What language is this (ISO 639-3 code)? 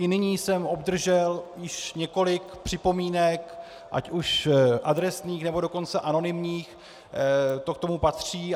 ces